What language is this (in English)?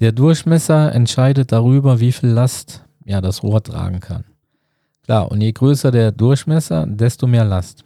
German